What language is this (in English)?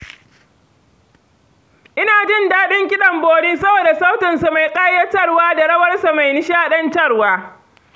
Hausa